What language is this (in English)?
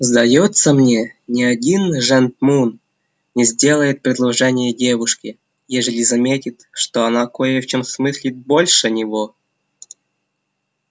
Russian